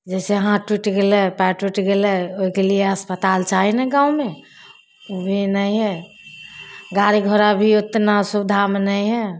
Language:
Maithili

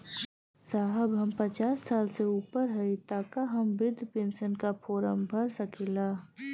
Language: Bhojpuri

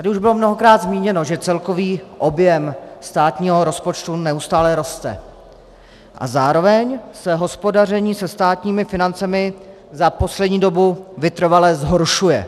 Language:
Czech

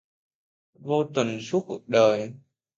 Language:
Vietnamese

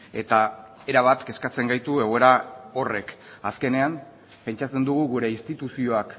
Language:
Basque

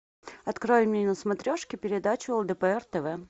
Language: Russian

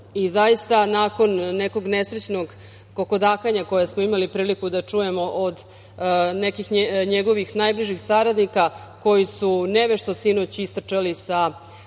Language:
Serbian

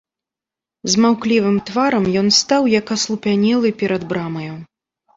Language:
Belarusian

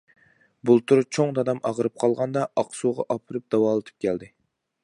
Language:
Uyghur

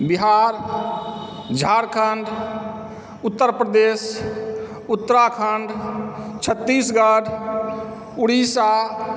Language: Maithili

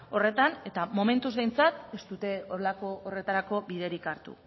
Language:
Basque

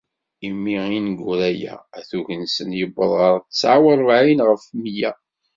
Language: Kabyle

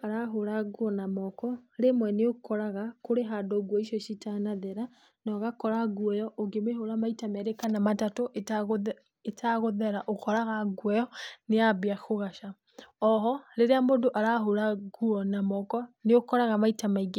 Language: Kikuyu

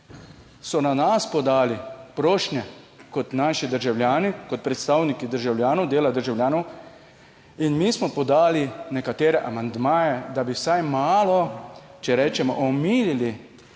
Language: Slovenian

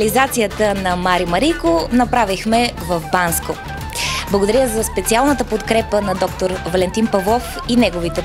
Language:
Bulgarian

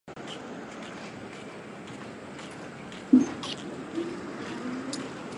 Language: Chinese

